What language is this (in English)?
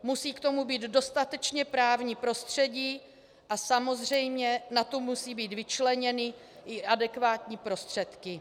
Czech